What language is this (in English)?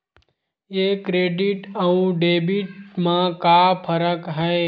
Chhattisgarhi